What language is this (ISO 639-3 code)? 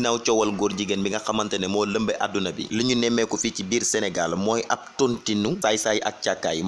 ind